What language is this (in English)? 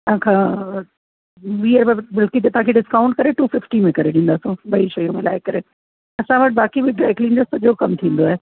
Sindhi